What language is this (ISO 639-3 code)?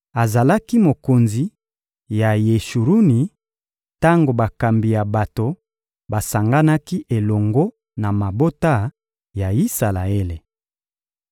lin